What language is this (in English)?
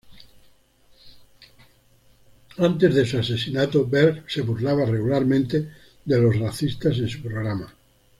Spanish